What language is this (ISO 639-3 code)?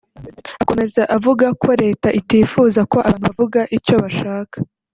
kin